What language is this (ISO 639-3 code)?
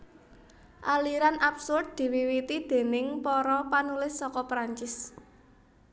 jav